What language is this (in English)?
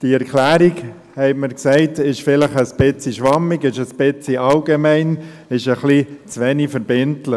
Swiss German